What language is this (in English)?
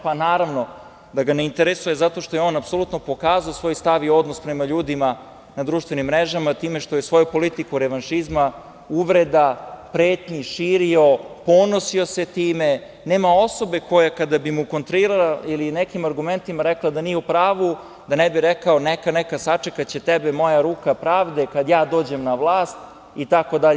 Serbian